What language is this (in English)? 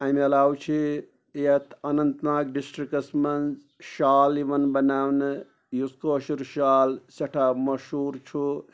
Kashmiri